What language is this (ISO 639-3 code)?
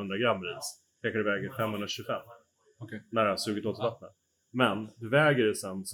swe